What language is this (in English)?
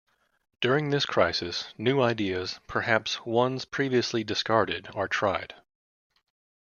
English